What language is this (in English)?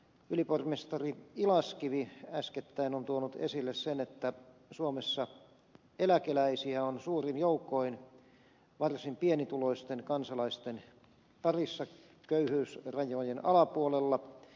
Finnish